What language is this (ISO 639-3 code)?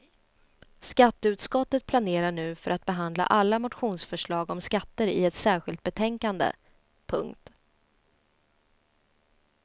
swe